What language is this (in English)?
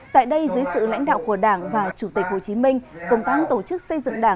Vietnamese